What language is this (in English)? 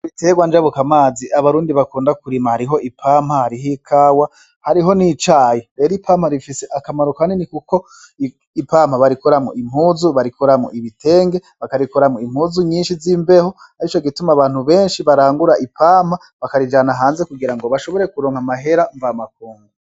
Rundi